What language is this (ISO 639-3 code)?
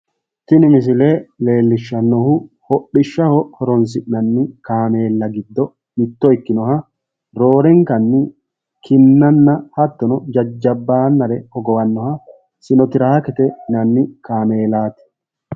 sid